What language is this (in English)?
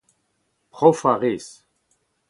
Breton